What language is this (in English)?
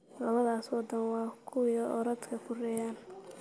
Somali